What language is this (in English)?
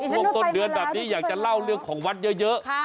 Thai